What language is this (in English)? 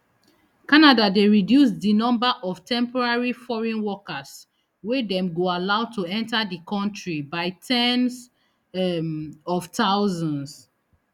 Nigerian Pidgin